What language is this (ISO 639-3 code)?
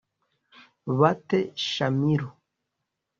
kin